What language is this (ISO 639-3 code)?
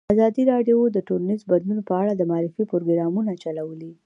pus